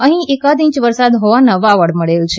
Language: Gujarati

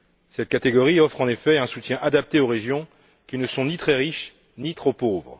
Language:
French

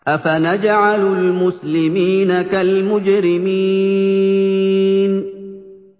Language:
Arabic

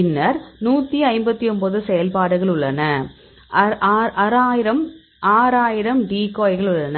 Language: Tamil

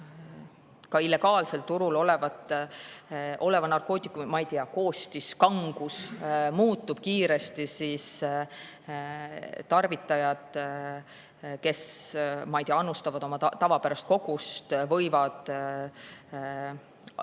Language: Estonian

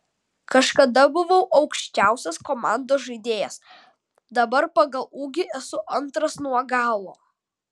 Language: Lithuanian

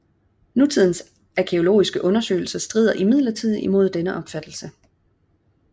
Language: Danish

